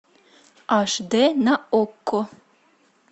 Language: Russian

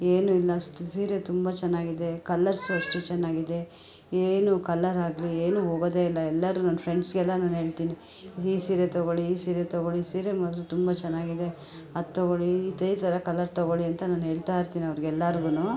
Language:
Kannada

